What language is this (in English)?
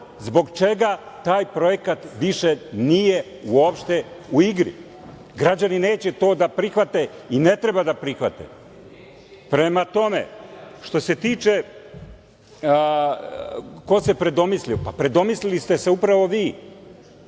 Serbian